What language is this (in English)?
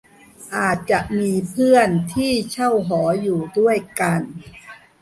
Thai